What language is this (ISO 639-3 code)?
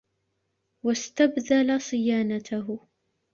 ara